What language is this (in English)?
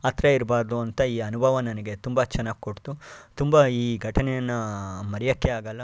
Kannada